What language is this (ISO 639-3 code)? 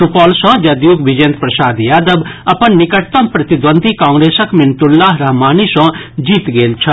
mai